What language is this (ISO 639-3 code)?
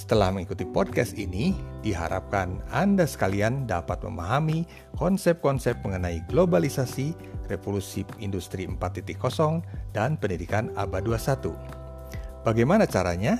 ind